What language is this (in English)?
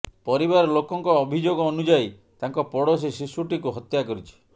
Odia